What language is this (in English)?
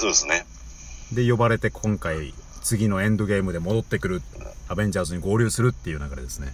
Japanese